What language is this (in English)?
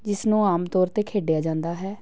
Punjabi